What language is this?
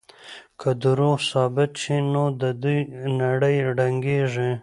Pashto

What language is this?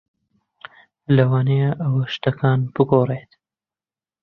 Central Kurdish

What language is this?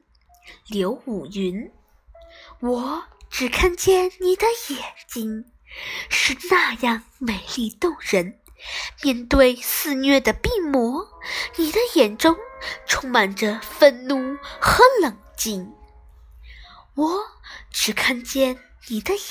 Chinese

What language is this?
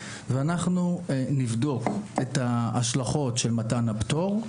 Hebrew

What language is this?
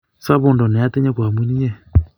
Kalenjin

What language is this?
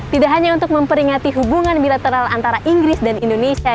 Indonesian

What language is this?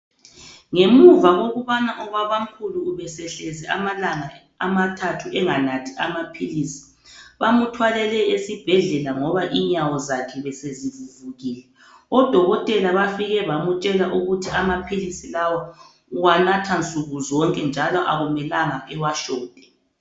North Ndebele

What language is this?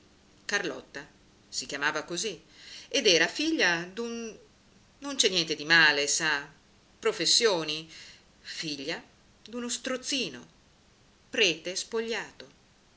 Italian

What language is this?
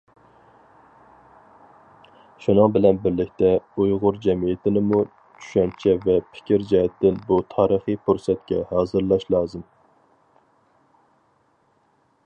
Uyghur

